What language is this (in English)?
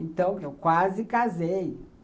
Portuguese